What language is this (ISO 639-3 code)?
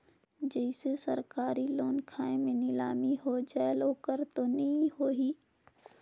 hne